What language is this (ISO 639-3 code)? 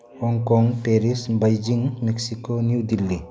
mni